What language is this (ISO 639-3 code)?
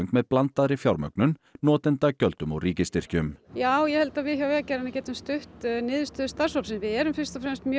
isl